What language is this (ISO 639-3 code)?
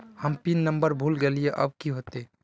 mag